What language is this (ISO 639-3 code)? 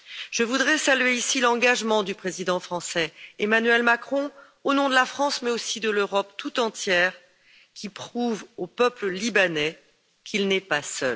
fra